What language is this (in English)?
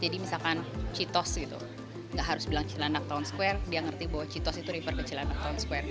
Indonesian